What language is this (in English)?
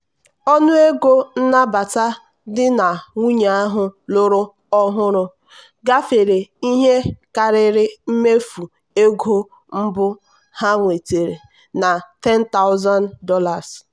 Igbo